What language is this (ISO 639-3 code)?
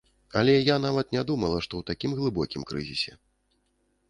bel